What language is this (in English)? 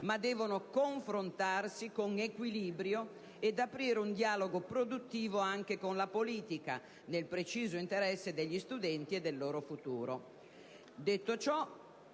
Italian